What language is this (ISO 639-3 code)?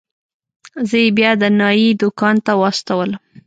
pus